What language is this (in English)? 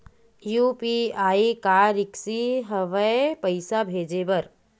Chhattisgarhi